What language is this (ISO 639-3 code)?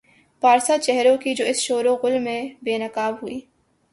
urd